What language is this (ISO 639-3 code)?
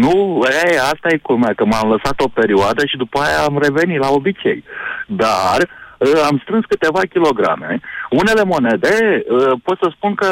ron